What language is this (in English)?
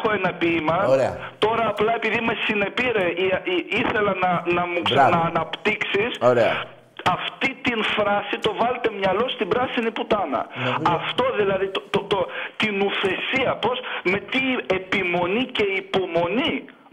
Greek